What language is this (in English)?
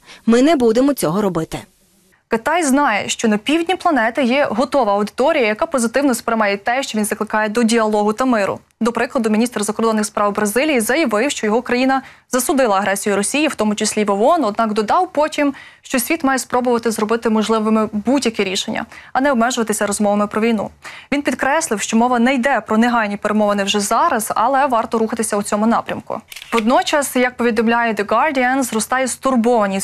Ukrainian